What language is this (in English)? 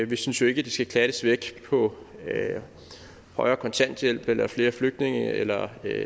Danish